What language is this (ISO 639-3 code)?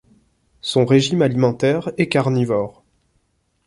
fra